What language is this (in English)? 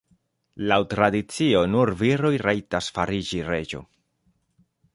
Esperanto